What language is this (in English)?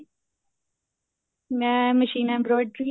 Punjabi